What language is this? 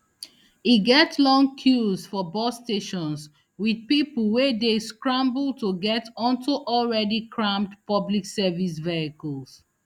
Nigerian Pidgin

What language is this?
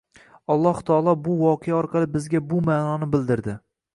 Uzbek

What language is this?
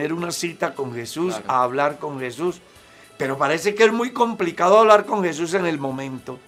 Spanish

